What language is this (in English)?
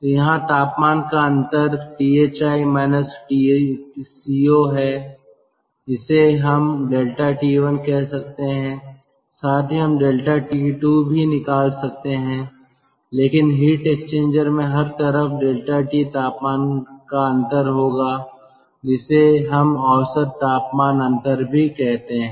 Hindi